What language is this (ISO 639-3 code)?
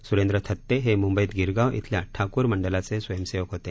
mar